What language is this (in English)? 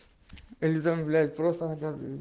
Russian